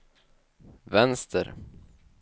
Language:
Swedish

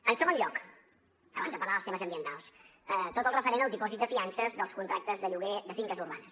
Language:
Catalan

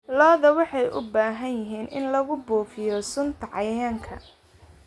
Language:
Somali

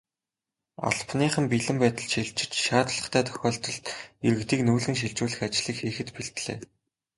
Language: Mongolian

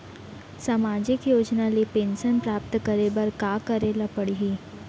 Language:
Chhattisgarhi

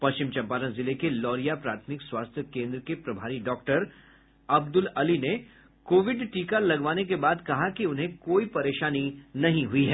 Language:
Hindi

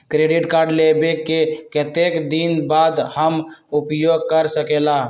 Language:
Magahi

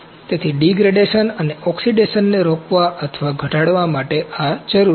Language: Gujarati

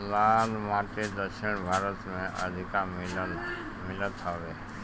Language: Bhojpuri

